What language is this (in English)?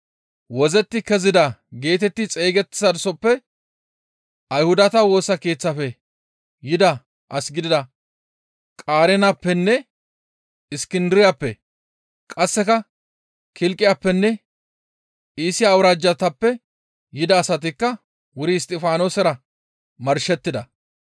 Gamo